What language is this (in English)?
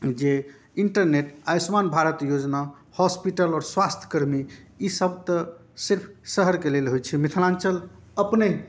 Maithili